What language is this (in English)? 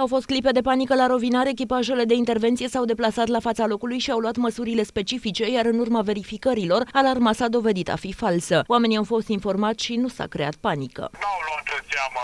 Romanian